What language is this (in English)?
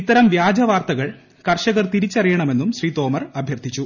Malayalam